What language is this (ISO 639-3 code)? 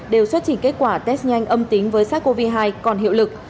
vie